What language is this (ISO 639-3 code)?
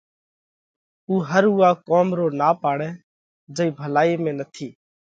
kvx